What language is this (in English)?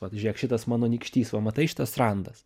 Lithuanian